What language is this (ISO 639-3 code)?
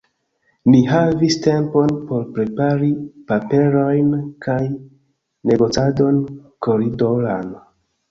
epo